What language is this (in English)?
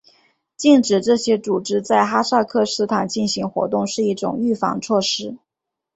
Chinese